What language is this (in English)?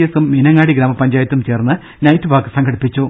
Malayalam